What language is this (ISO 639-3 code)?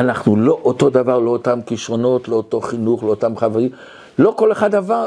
heb